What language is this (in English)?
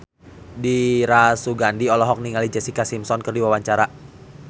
Sundanese